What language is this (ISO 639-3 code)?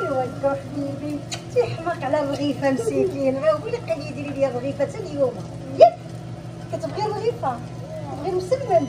ara